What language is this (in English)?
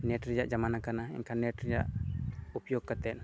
Santali